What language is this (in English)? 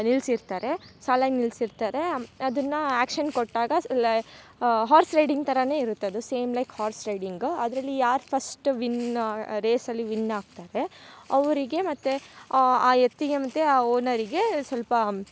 Kannada